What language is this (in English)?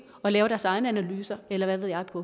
Danish